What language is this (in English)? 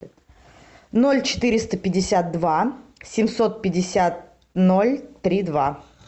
Russian